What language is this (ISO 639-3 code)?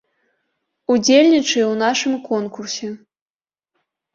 bel